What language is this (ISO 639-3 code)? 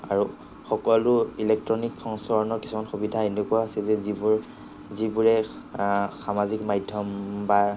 asm